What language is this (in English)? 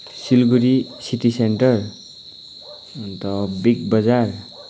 Nepali